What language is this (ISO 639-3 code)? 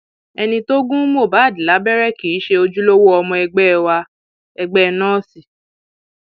yor